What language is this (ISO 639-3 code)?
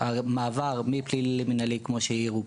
heb